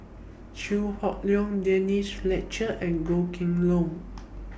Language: English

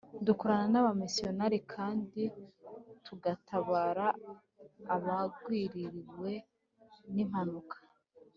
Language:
Kinyarwanda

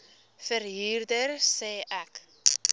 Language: Afrikaans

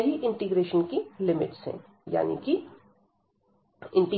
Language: Hindi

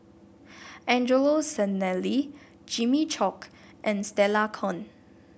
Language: English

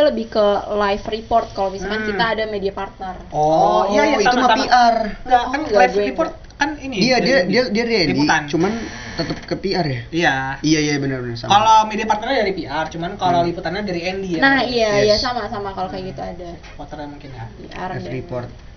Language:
Indonesian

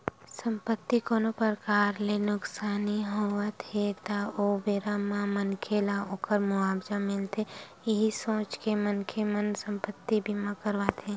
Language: Chhattisgarhi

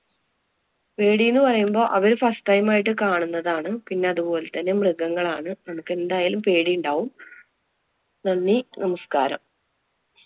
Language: Malayalam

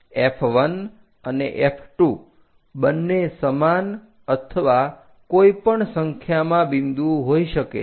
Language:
Gujarati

